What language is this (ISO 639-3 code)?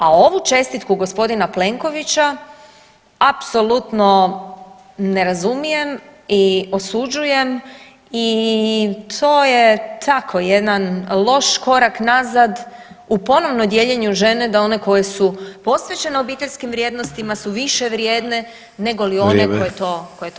hrv